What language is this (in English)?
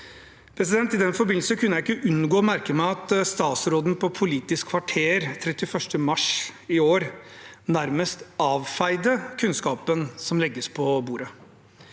Norwegian